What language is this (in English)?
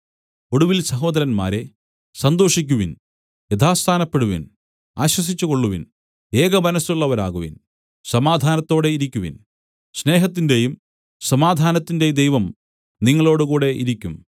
Malayalam